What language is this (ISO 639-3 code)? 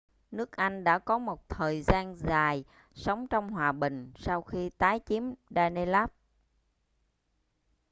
vie